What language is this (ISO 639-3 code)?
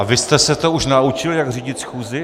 ces